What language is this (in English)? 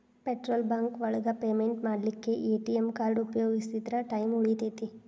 Kannada